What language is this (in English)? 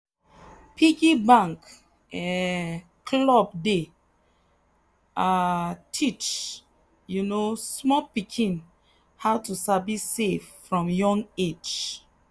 Nigerian Pidgin